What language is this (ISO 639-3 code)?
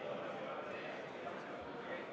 est